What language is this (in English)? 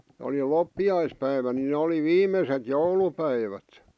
Finnish